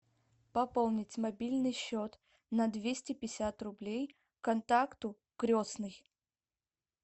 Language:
Russian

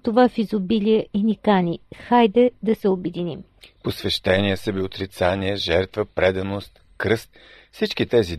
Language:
Bulgarian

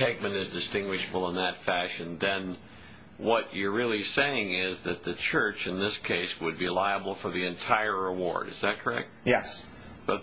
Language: English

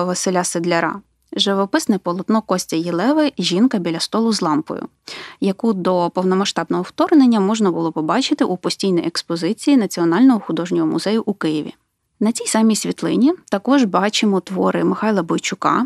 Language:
Ukrainian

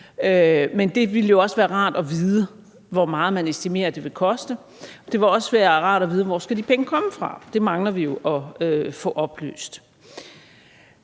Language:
Danish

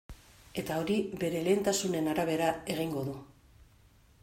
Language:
Basque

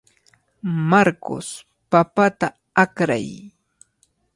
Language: Cajatambo North Lima Quechua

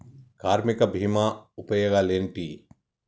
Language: Telugu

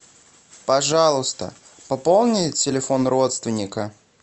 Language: Russian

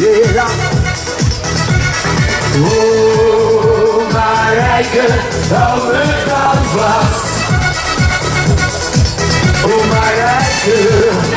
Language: English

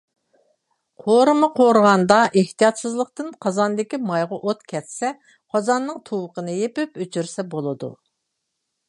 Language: Uyghur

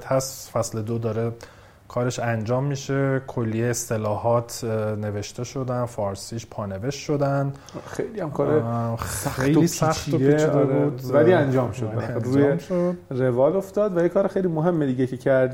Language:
Persian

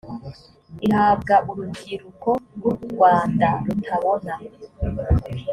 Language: Kinyarwanda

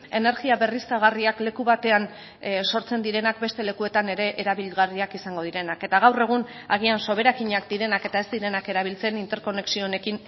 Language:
Basque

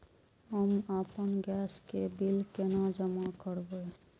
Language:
Maithili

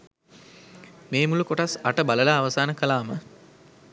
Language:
Sinhala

